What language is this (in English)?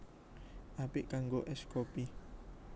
Javanese